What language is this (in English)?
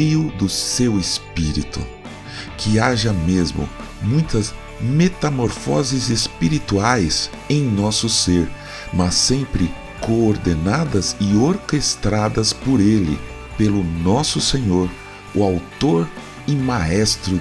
Portuguese